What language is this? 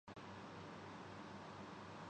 Urdu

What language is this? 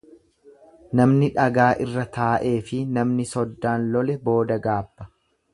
Oromo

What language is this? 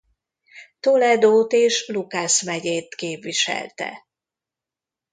Hungarian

